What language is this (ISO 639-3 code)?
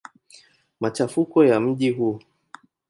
swa